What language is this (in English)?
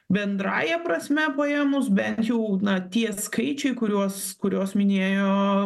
Lithuanian